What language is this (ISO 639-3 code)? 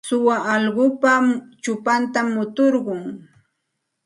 qxt